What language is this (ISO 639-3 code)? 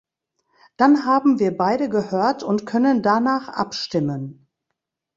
deu